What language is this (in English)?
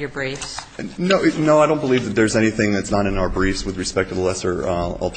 English